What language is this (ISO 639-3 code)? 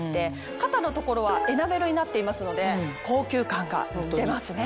jpn